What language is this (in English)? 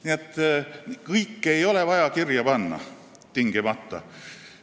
Estonian